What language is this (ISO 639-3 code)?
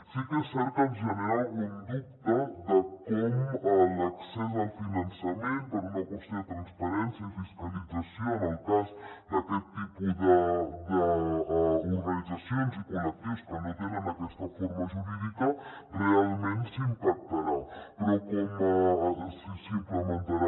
cat